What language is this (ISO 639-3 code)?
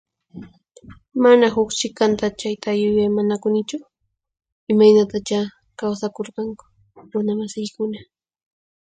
qxp